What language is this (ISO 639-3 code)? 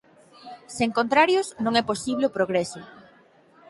glg